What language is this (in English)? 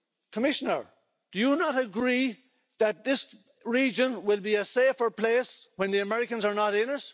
English